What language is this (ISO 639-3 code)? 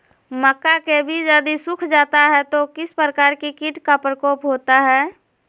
mag